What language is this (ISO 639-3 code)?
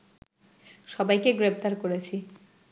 ben